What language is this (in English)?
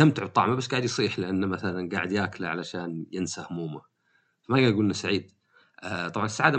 Arabic